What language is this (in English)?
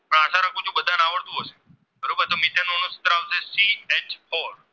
Gujarati